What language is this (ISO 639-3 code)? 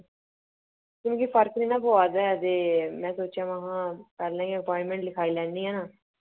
doi